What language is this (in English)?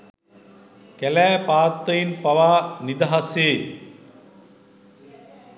Sinhala